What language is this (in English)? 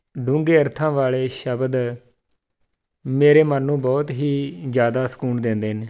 Punjabi